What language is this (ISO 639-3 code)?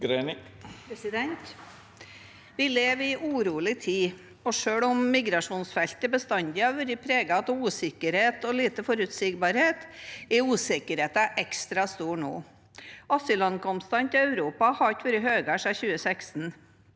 nor